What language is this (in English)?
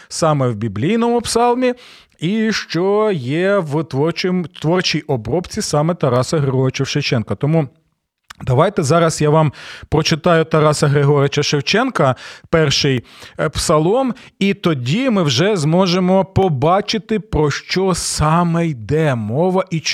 Ukrainian